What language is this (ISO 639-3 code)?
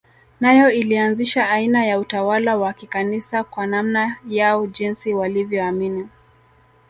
swa